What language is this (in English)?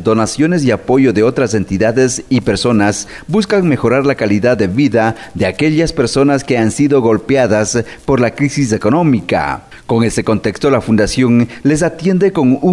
Spanish